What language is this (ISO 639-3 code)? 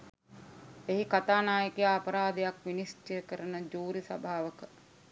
sin